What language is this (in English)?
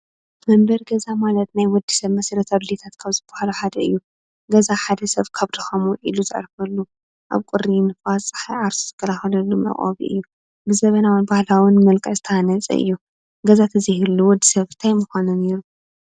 Tigrinya